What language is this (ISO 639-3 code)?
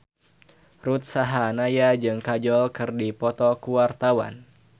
sun